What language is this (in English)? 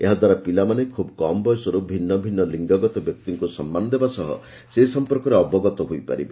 Odia